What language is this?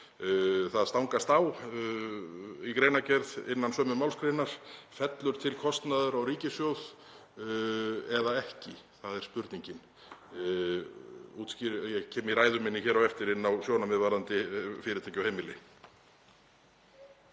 Icelandic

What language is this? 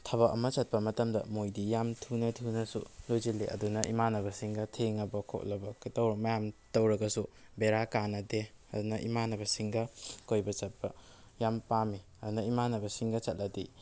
Manipuri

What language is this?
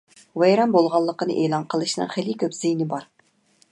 Uyghur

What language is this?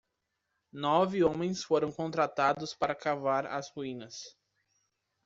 Portuguese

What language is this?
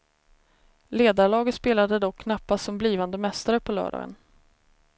Swedish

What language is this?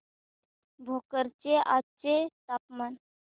Marathi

